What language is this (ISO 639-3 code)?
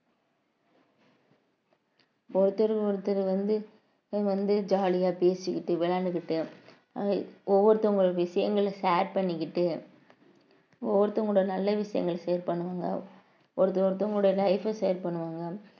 tam